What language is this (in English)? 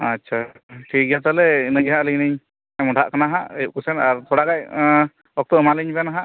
Santali